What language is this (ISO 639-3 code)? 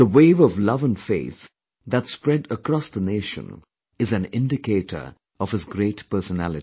eng